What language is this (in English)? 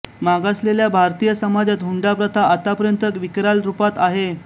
Marathi